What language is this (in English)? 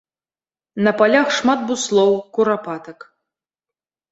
Belarusian